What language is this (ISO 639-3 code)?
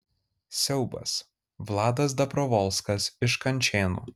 lit